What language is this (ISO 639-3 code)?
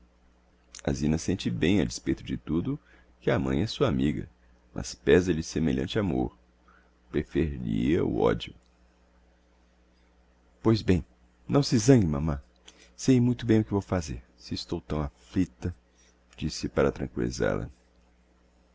por